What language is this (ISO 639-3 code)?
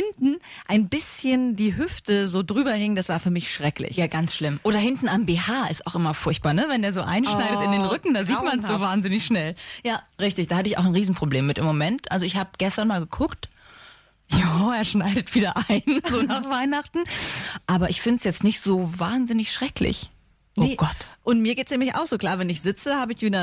deu